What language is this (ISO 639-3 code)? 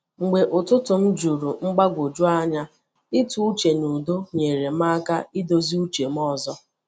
ibo